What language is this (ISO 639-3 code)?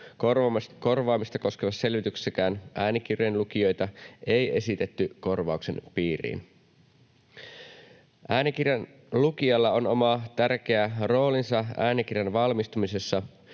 fin